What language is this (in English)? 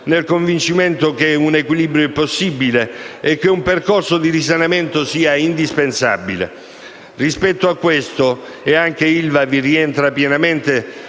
Italian